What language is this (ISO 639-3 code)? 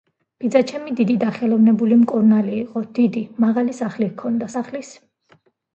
kat